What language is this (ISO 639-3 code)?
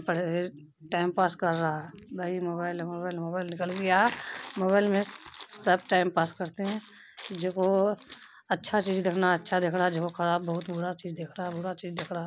urd